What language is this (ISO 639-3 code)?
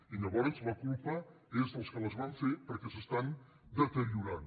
cat